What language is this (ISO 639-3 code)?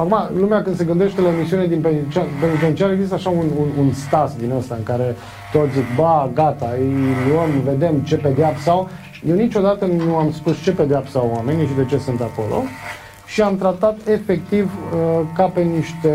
ron